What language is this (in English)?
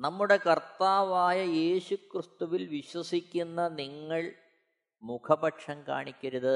Malayalam